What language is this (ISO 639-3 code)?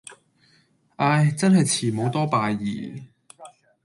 yue